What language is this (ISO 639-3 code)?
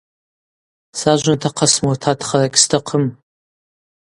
abq